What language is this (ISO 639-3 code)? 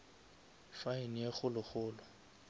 nso